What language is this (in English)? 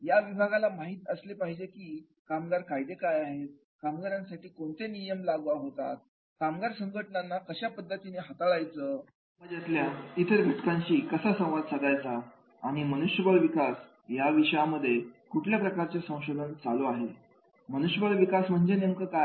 Marathi